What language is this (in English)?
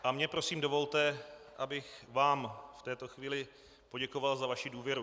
Czech